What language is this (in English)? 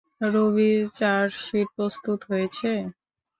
Bangla